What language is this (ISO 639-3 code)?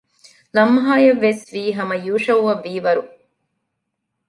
div